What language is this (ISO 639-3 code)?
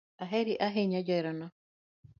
luo